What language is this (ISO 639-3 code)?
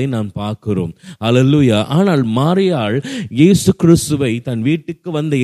tam